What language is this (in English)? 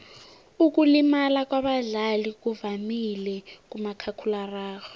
South Ndebele